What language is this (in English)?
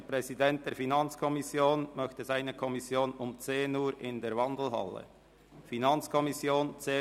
Swiss German